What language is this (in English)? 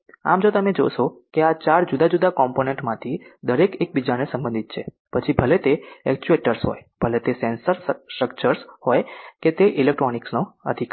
Gujarati